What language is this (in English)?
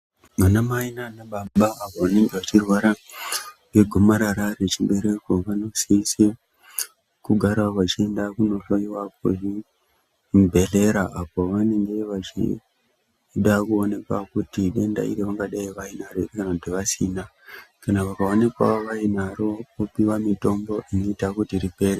Ndau